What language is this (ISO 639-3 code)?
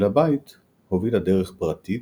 heb